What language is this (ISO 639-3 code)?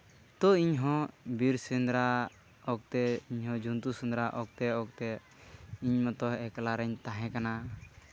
sat